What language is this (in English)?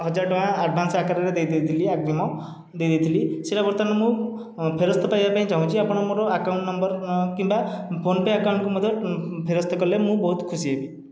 Odia